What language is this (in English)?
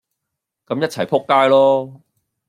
Cantonese